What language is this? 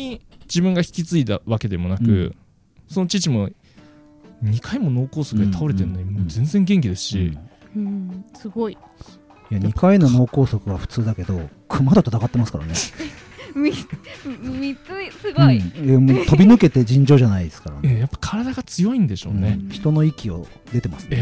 Japanese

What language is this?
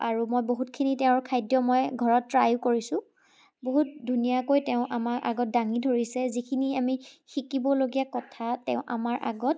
Assamese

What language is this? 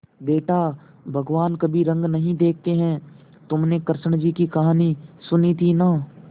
Hindi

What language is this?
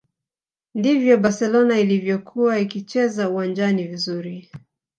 Swahili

